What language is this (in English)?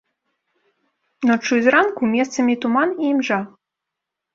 Belarusian